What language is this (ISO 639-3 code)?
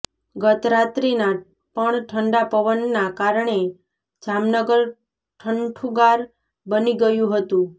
guj